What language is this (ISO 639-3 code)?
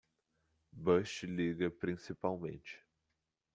por